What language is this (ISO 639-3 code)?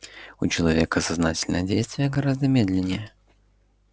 rus